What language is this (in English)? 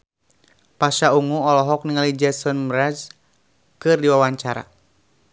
Sundanese